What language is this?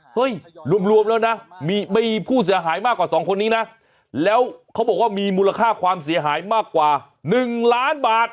Thai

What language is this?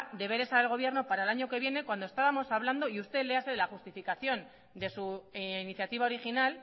Spanish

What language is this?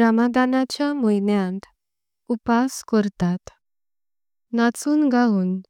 Konkani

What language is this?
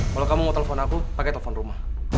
Indonesian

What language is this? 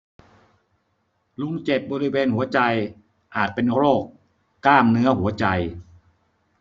Thai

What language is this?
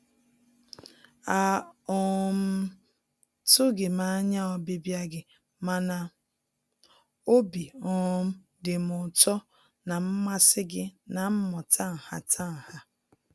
Igbo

